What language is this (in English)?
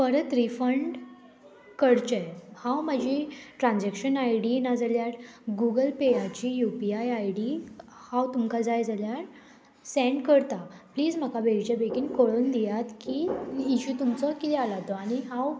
Konkani